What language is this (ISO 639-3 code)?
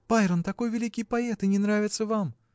rus